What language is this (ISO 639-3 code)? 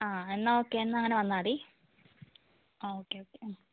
mal